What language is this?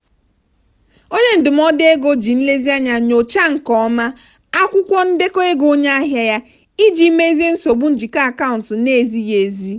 Igbo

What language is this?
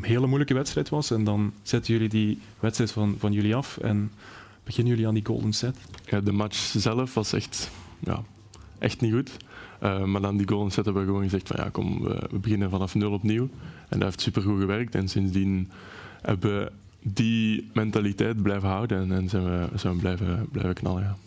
Dutch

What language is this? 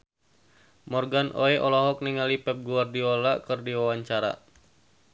Sundanese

